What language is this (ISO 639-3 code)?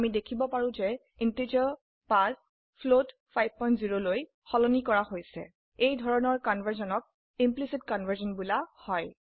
asm